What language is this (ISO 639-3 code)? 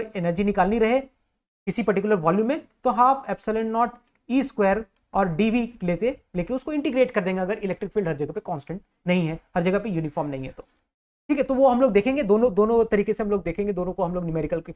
hin